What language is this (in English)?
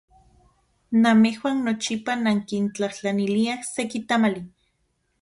Central Puebla Nahuatl